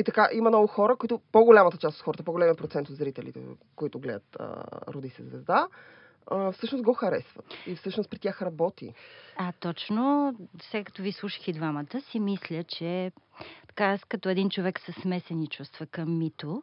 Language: Bulgarian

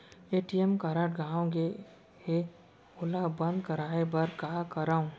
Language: Chhattisgarhi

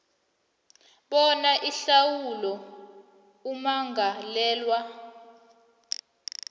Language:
South Ndebele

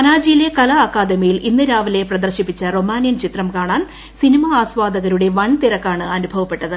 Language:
Malayalam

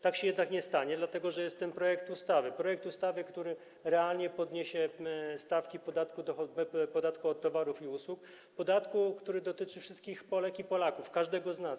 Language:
Polish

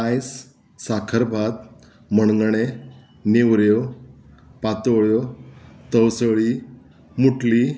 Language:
Konkani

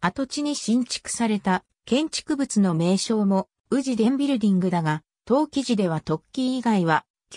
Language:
Japanese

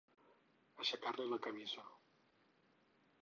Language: Catalan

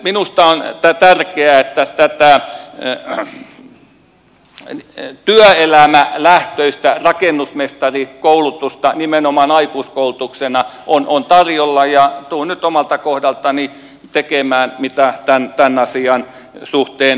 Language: Finnish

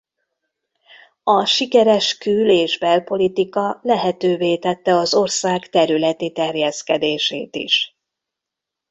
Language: Hungarian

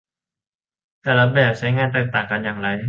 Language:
Thai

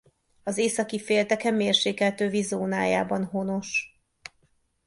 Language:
Hungarian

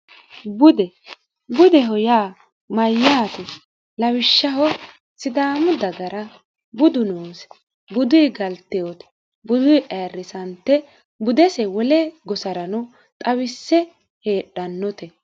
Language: Sidamo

